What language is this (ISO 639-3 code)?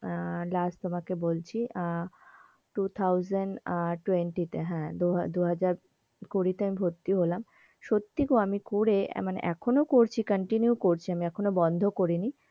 ben